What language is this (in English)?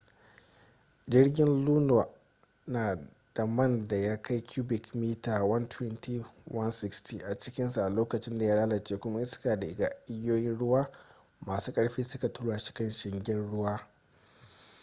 Hausa